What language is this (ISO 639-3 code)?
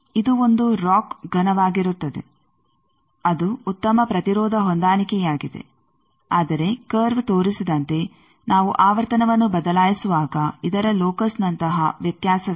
kan